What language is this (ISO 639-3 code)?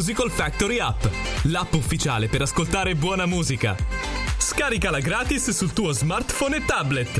ita